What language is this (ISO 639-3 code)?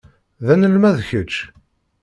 kab